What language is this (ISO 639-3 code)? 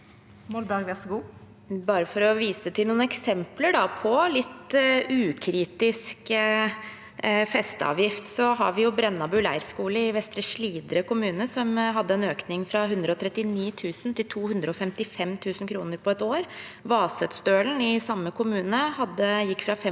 nor